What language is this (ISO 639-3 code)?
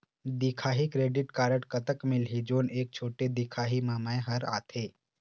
hne